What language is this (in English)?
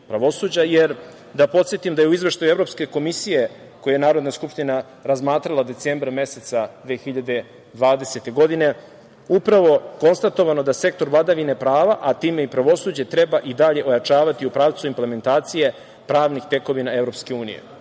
Serbian